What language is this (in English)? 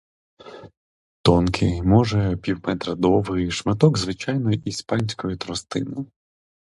Ukrainian